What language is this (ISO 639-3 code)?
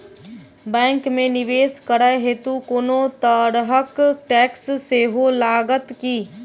mai